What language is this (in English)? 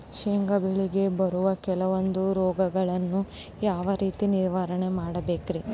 Kannada